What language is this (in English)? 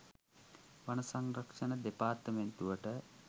Sinhala